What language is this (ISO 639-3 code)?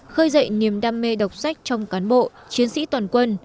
vie